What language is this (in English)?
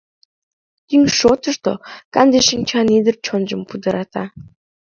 Mari